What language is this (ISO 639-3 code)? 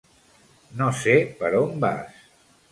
cat